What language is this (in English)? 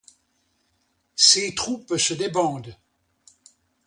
French